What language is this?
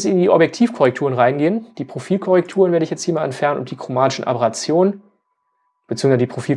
German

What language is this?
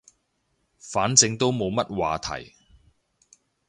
Cantonese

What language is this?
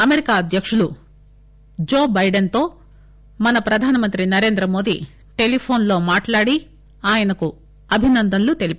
Telugu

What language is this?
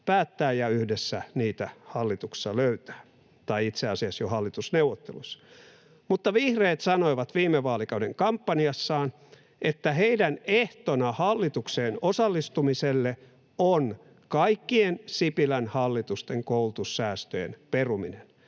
Finnish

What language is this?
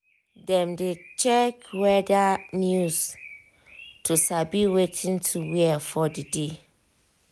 Nigerian Pidgin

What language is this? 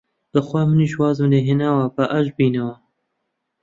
Central Kurdish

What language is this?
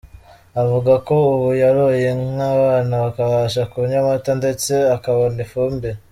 Kinyarwanda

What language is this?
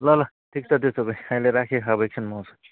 Nepali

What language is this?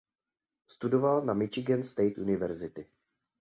Czech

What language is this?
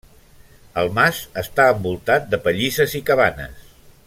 Catalan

